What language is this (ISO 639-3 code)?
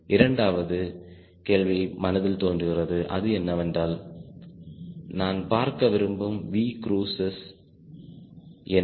tam